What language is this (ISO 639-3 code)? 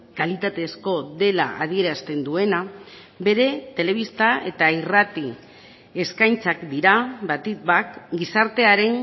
eus